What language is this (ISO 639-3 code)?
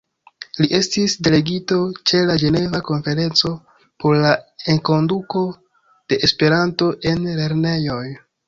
epo